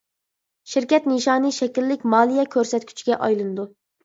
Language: Uyghur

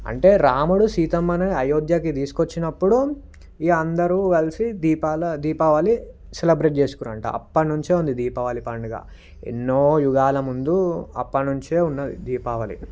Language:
Telugu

